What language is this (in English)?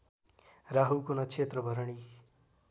Nepali